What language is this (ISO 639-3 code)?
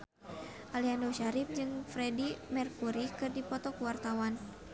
sun